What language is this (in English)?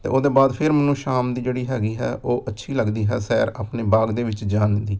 Punjabi